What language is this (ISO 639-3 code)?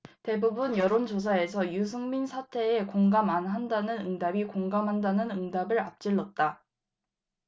kor